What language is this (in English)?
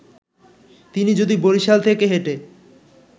Bangla